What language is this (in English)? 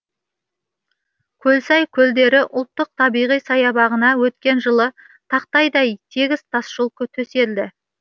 Kazakh